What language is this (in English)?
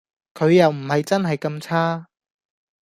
Cantonese